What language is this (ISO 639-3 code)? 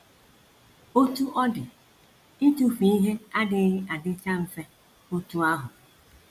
ibo